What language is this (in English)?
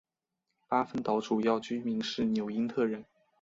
Chinese